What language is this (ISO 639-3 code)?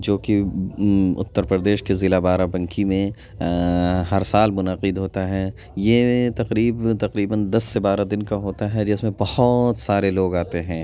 urd